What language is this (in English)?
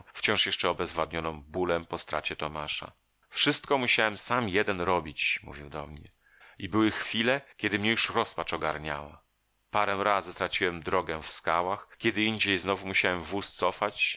Polish